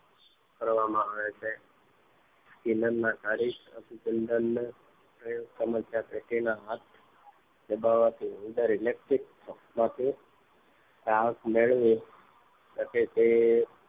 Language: Gujarati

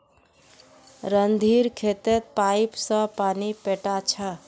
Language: Magahi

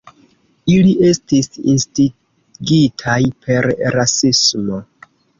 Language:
Esperanto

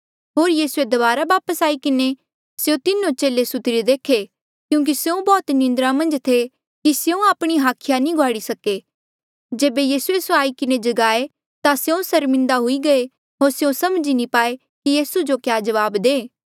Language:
Mandeali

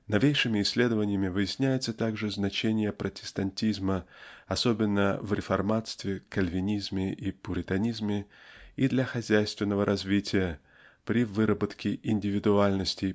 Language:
Russian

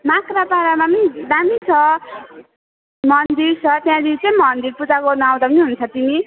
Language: Nepali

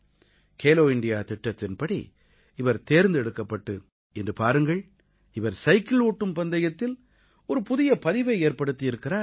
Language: Tamil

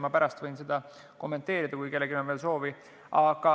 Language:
Estonian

